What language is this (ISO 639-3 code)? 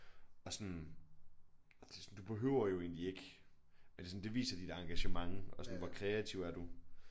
dan